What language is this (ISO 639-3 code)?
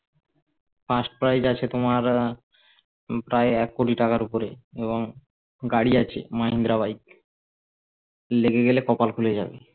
ben